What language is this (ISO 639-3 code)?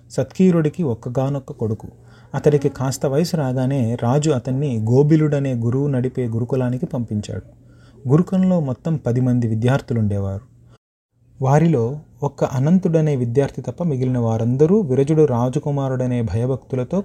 tel